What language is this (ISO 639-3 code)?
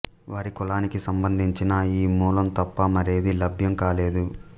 tel